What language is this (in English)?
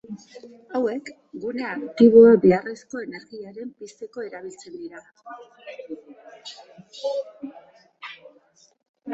Basque